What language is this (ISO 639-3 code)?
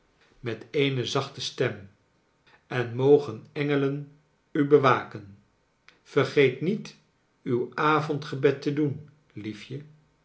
nld